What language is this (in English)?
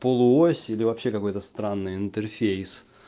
Russian